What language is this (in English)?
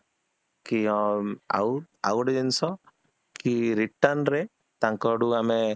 Odia